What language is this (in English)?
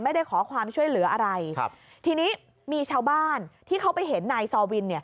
Thai